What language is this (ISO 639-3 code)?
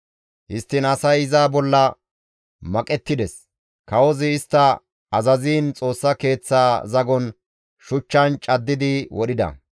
gmv